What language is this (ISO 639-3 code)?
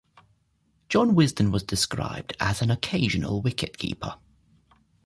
eng